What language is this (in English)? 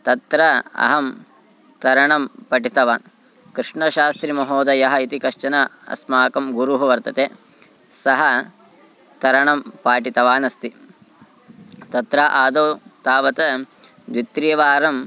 Sanskrit